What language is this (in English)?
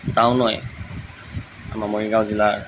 Assamese